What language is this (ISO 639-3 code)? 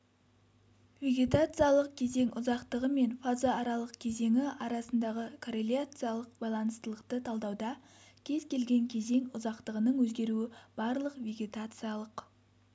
kaz